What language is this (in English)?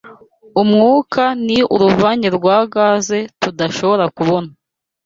Kinyarwanda